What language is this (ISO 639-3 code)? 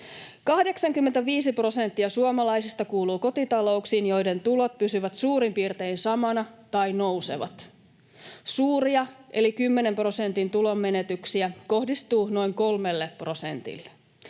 fin